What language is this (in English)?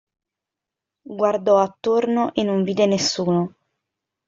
Italian